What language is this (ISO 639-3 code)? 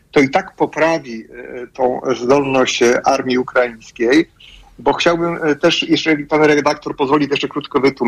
pol